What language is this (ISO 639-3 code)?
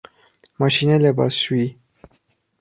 fas